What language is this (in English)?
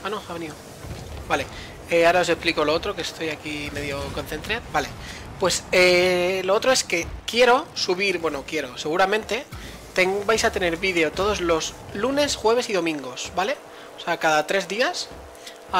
Spanish